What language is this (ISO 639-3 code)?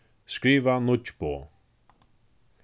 fao